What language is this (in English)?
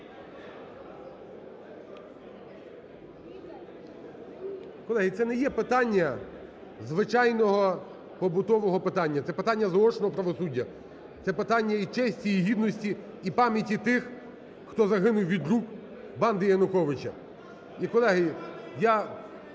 Ukrainian